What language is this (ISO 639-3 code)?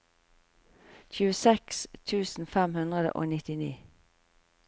nor